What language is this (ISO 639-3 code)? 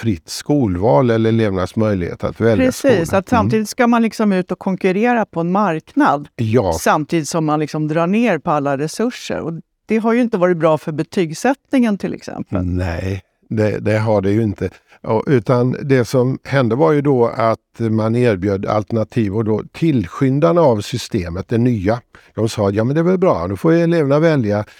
swe